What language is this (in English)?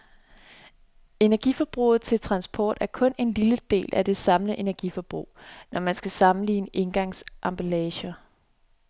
Danish